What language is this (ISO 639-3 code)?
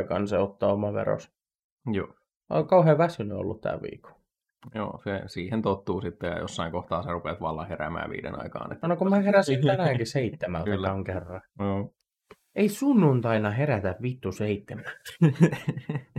fin